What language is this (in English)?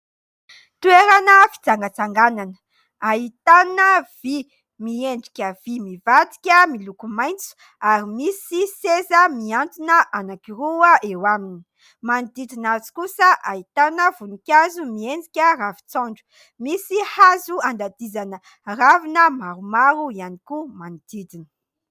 Malagasy